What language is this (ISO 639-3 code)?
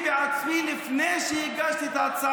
heb